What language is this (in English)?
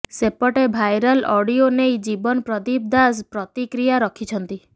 Odia